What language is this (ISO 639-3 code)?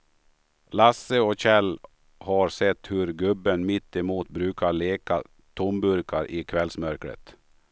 swe